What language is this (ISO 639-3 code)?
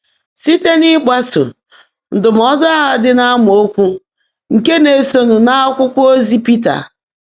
ibo